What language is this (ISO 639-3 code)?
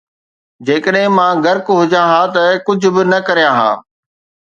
snd